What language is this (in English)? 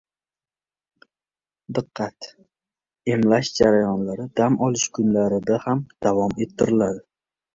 Uzbek